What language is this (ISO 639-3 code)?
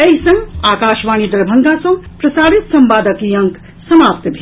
mai